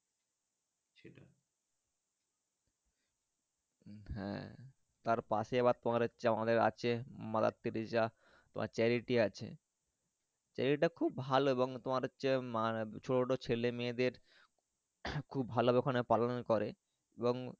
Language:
Bangla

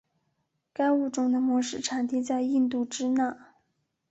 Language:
Chinese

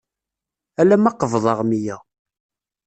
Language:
Kabyle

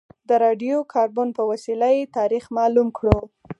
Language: Pashto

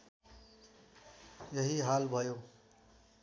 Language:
Nepali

